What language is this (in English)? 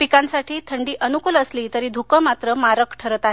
Marathi